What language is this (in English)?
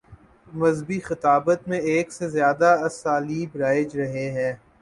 Urdu